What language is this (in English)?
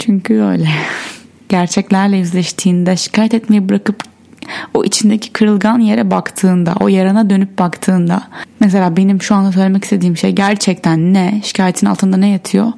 Turkish